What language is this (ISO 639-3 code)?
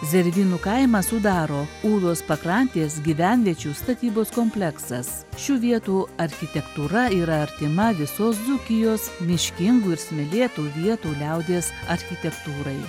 lit